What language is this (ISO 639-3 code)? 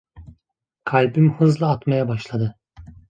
tur